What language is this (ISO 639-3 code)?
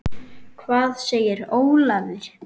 isl